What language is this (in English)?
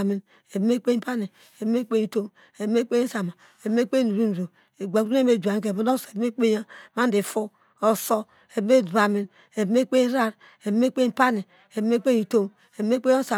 Degema